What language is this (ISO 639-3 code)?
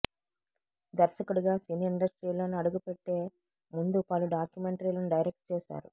tel